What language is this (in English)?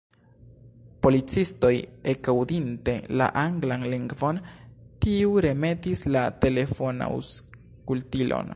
Esperanto